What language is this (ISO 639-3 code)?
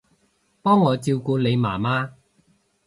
yue